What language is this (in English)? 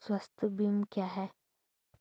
Hindi